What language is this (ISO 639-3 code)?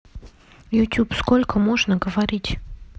rus